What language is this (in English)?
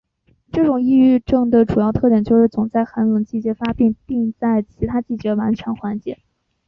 Chinese